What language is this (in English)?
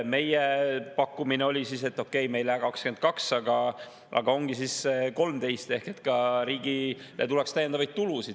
Estonian